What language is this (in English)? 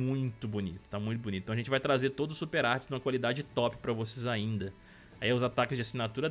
Portuguese